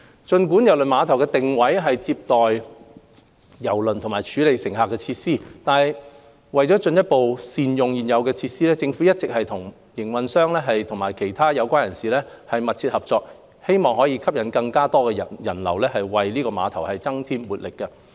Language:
Cantonese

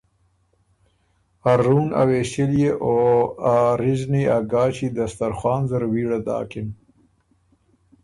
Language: Ormuri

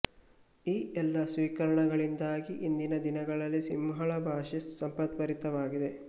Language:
Kannada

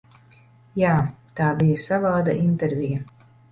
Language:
Latvian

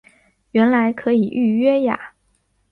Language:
Chinese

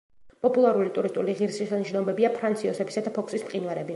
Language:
Georgian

